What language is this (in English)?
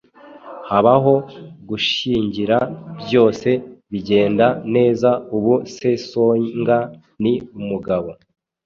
Kinyarwanda